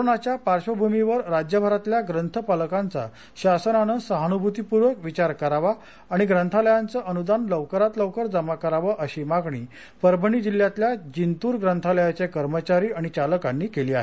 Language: Marathi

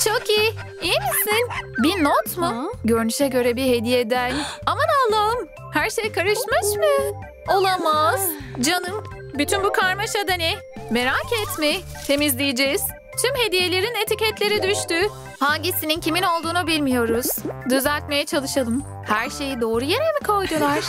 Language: Turkish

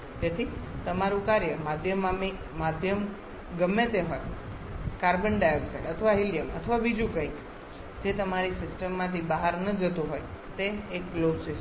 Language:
Gujarati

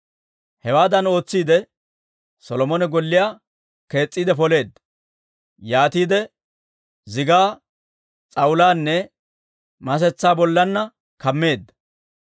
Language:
Dawro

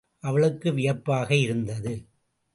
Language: Tamil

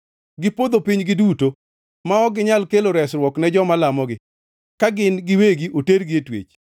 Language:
Luo (Kenya and Tanzania)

